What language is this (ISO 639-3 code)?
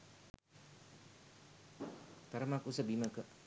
sin